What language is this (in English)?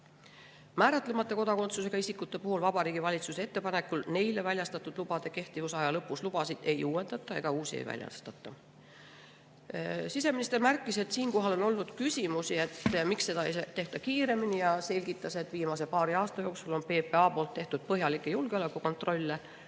Estonian